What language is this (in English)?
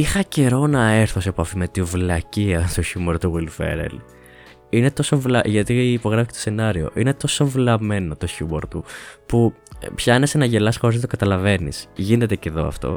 Greek